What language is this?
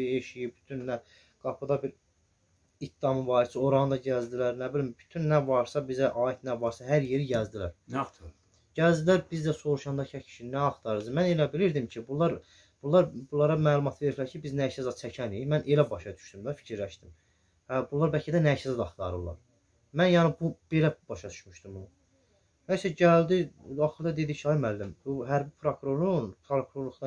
Turkish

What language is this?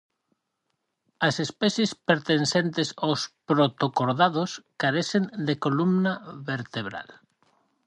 Galician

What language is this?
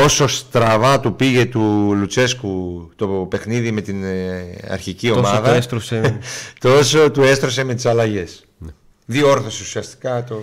Greek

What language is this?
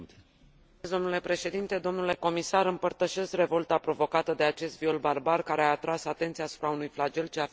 Romanian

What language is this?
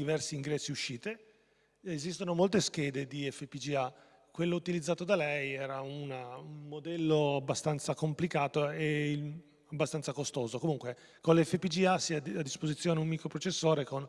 Italian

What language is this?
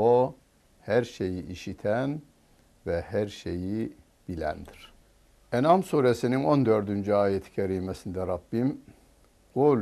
Turkish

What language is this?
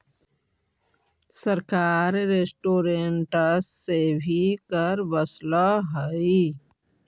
Magahi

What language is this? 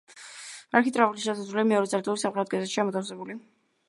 Georgian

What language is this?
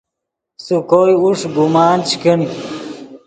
Yidgha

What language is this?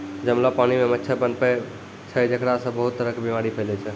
Maithili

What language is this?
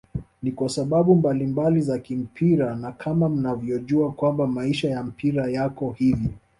Swahili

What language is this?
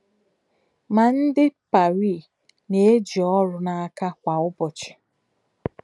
Igbo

